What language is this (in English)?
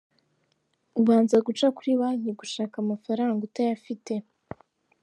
Kinyarwanda